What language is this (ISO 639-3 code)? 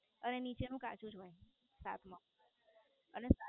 guj